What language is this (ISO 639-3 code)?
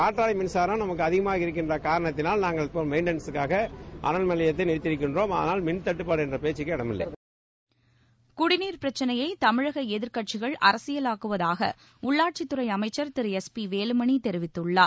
tam